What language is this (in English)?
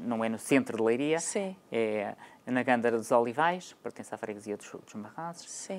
Portuguese